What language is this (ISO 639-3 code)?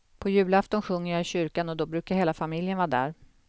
swe